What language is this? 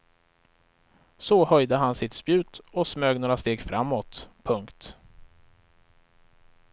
Swedish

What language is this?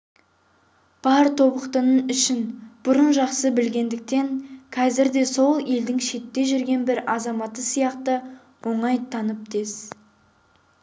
Kazakh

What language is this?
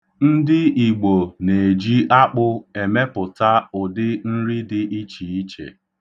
Igbo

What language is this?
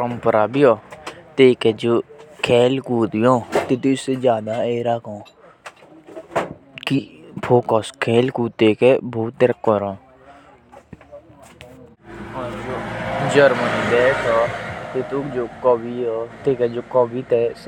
Jaunsari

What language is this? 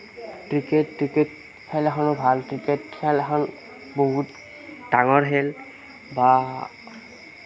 Assamese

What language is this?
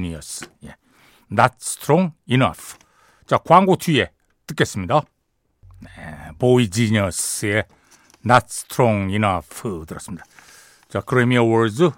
Korean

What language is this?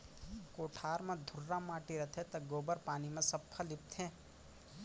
Chhattisgarhi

